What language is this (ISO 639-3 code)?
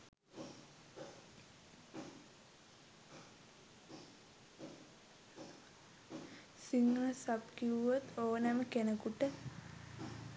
sin